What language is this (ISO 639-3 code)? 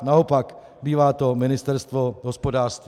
ces